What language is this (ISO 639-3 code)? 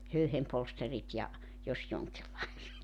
fin